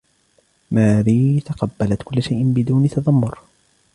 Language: Arabic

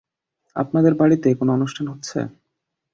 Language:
Bangla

